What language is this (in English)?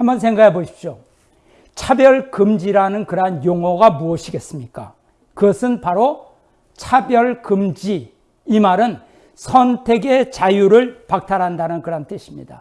Korean